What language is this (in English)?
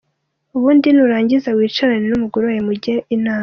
Kinyarwanda